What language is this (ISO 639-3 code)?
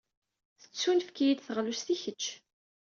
kab